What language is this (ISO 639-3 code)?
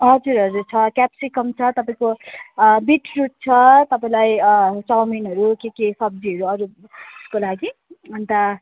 nep